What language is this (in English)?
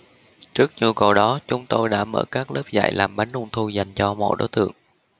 Vietnamese